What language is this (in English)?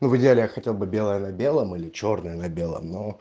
Russian